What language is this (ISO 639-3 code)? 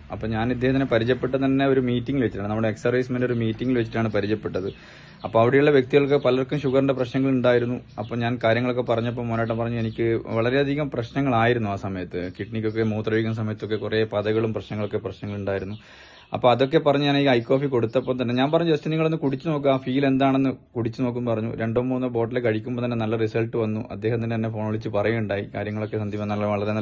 mal